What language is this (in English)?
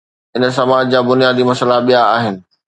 Sindhi